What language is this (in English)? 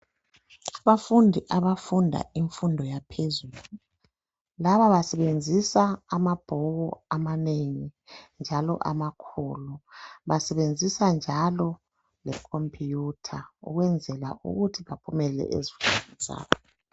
North Ndebele